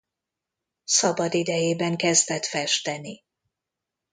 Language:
Hungarian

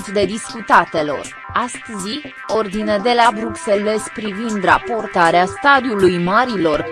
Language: Romanian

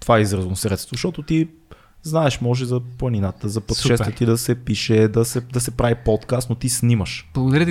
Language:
Bulgarian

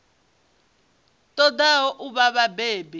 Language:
Venda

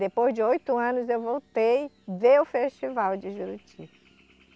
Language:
Portuguese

